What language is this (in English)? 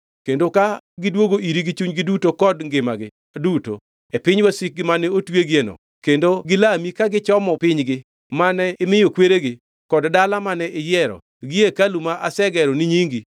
Luo (Kenya and Tanzania)